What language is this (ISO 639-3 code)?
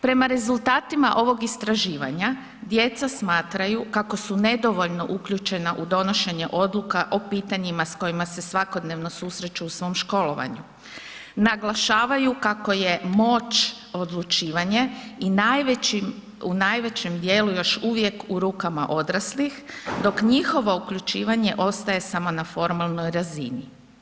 hrv